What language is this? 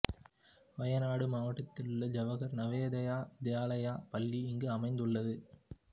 Tamil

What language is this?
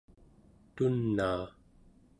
Central Yupik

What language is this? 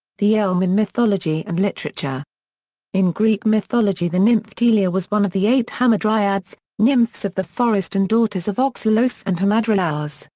English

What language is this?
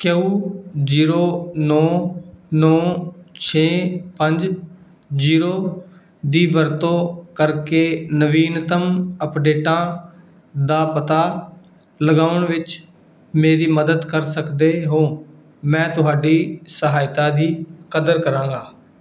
Punjabi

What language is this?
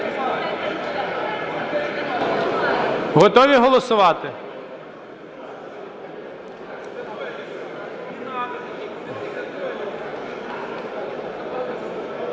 Ukrainian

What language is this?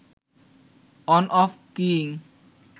Bangla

